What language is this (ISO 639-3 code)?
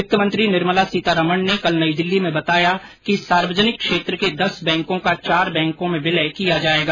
hin